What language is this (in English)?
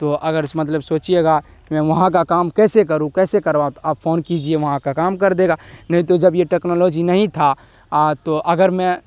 Urdu